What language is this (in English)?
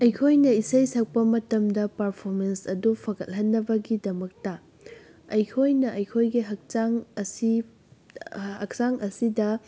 Manipuri